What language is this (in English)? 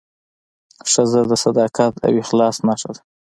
Pashto